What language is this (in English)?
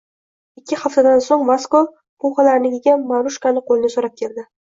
Uzbek